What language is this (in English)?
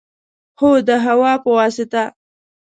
Pashto